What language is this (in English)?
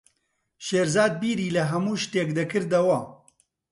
Central Kurdish